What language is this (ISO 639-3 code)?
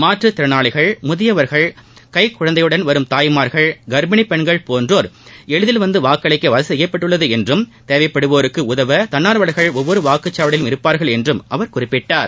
tam